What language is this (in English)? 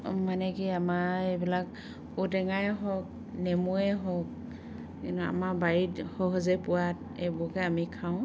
Assamese